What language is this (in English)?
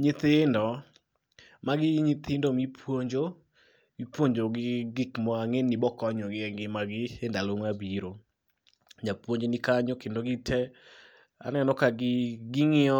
Luo (Kenya and Tanzania)